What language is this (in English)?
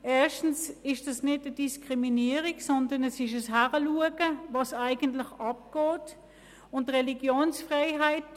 Swiss German